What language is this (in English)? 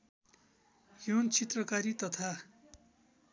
Nepali